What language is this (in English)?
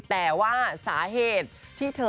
Thai